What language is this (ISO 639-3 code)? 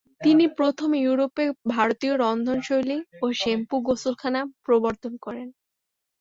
ben